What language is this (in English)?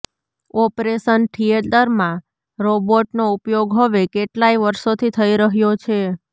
Gujarati